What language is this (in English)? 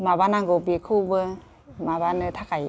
Bodo